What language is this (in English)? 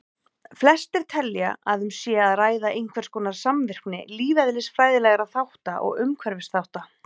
Icelandic